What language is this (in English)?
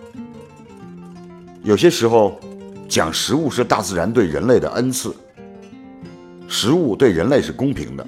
Chinese